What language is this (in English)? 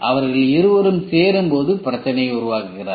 Tamil